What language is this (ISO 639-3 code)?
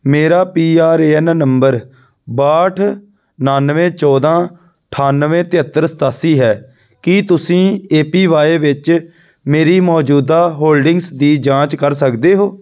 pan